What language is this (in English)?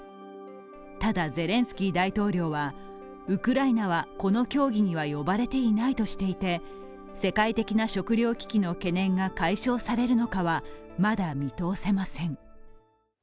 Japanese